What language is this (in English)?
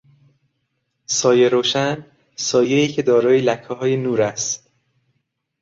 Persian